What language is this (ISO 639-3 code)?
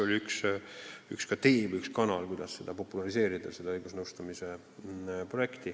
est